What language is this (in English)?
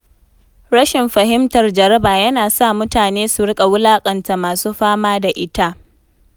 Hausa